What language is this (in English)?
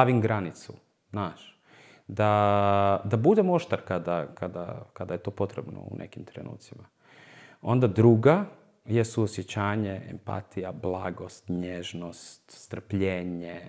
Croatian